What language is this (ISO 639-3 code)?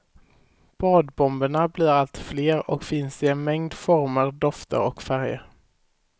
swe